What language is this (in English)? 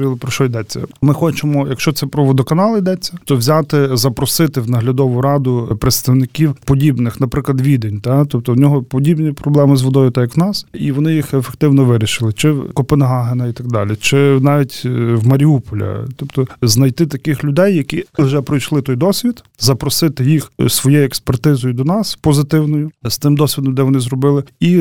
Ukrainian